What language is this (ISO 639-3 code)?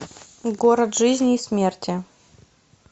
rus